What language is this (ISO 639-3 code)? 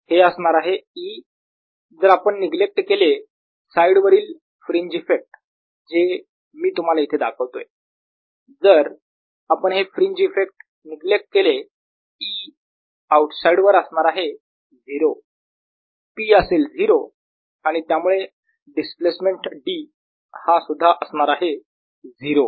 mar